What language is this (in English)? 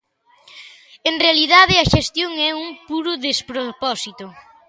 Galician